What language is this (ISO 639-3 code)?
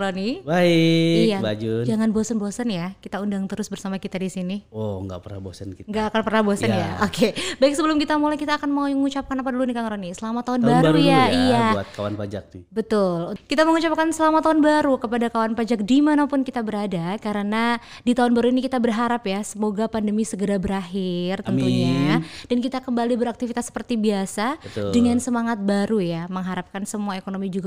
ind